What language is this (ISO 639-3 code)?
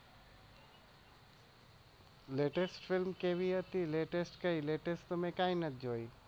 guj